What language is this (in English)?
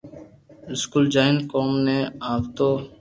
Loarki